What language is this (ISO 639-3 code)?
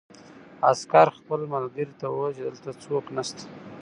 pus